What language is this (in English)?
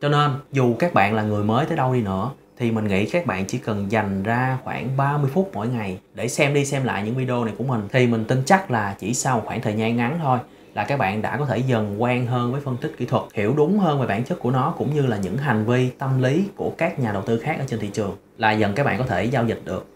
Vietnamese